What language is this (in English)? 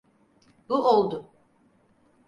Turkish